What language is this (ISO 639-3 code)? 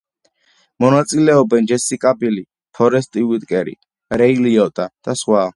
kat